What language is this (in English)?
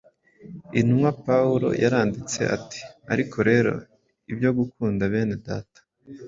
Kinyarwanda